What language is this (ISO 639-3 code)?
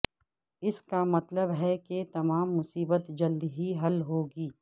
urd